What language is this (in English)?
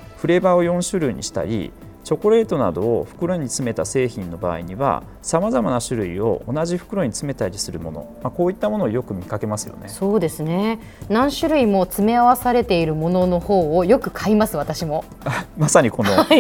Japanese